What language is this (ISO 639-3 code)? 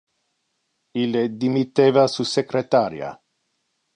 ina